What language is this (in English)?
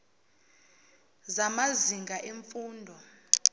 Zulu